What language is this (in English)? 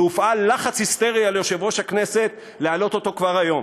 Hebrew